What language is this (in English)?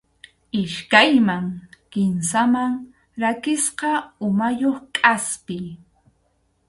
Arequipa-La Unión Quechua